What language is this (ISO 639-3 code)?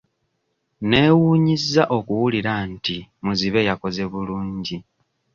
lug